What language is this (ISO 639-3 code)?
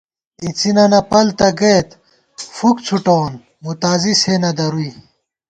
gwt